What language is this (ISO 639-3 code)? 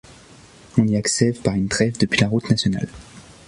fra